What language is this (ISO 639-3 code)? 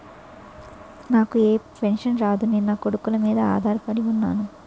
tel